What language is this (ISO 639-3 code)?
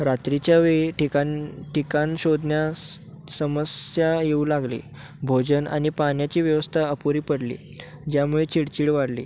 mar